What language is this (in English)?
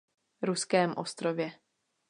Czech